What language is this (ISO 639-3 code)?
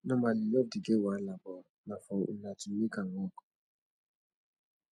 pcm